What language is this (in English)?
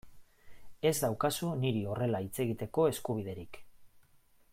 Basque